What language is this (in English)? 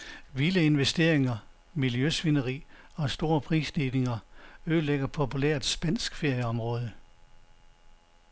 Danish